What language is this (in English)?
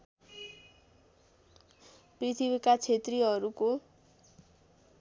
Nepali